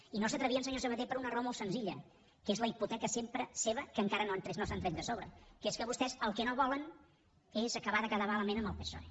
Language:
Catalan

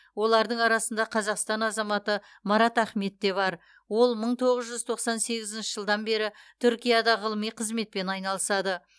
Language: Kazakh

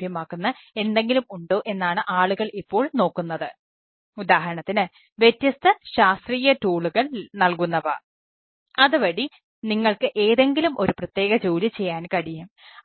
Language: Malayalam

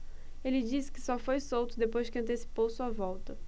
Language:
Portuguese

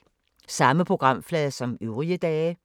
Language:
Danish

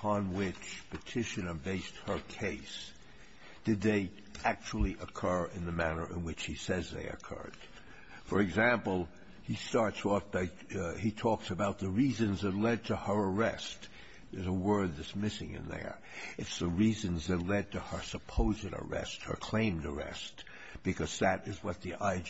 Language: English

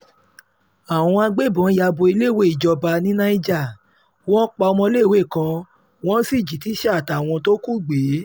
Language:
Yoruba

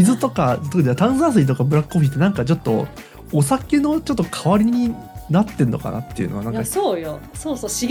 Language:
Japanese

